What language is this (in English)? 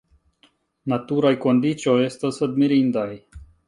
Esperanto